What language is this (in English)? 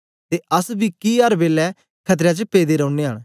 Dogri